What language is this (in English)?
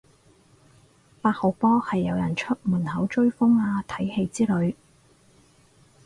Cantonese